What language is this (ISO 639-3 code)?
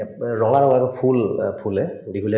asm